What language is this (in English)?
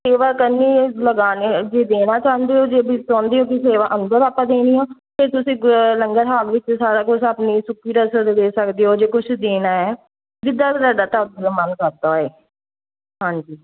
Punjabi